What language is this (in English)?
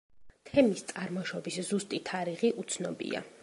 Georgian